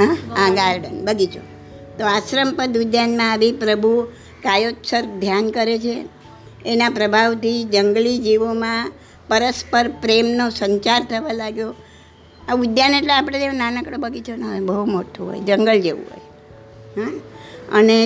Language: Gujarati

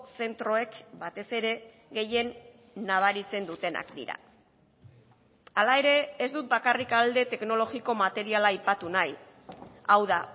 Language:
Basque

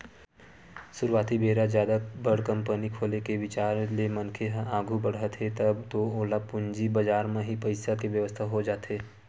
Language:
Chhattisgarhi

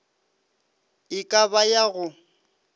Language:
Northern Sotho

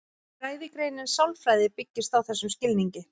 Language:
Icelandic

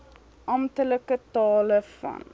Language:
Afrikaans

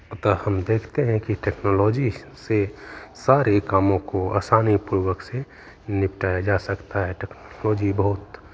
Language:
Hindi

